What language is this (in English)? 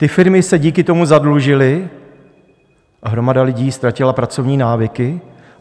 Czech